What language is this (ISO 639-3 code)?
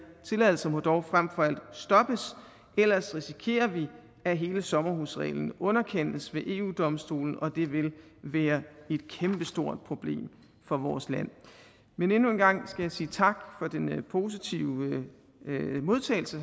dan